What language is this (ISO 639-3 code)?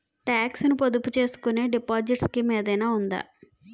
tel